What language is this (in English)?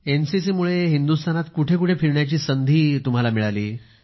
Marathi